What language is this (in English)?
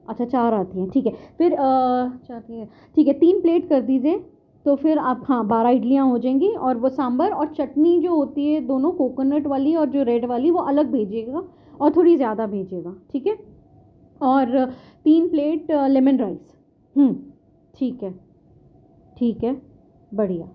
Urdu